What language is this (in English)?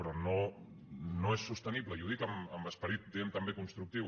Catalan